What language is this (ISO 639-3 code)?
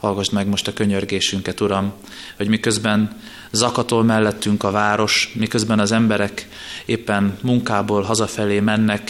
hun